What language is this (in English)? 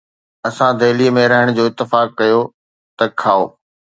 Sindhi